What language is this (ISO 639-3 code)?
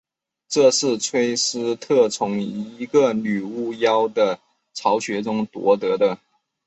zho